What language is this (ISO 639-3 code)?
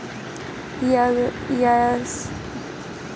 bho